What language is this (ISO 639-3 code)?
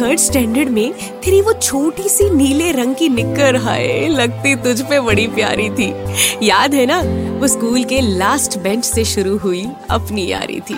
hin